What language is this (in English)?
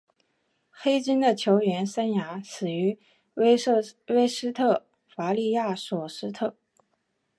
Chinese